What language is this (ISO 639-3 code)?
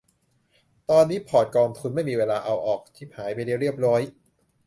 tha